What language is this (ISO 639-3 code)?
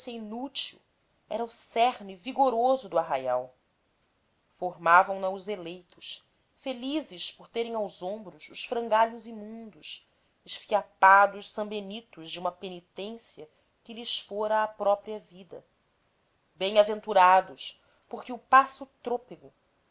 por